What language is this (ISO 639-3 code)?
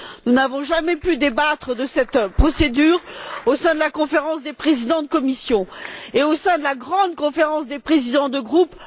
fra